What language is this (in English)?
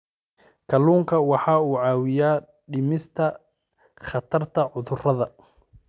Somali